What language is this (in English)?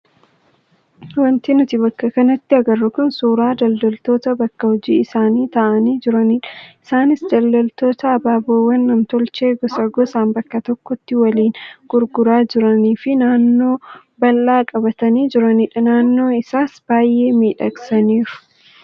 Oromo